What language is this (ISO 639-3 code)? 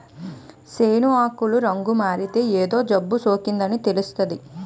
tel